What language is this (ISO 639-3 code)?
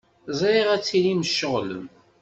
kab